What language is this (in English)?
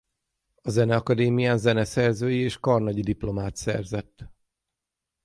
Hungarian